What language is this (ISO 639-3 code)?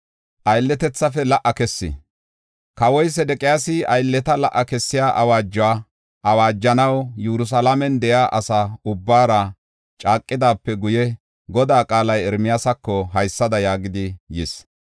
gof